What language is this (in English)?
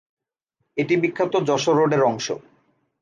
Bangla